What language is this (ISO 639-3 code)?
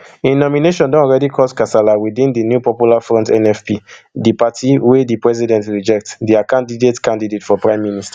pcm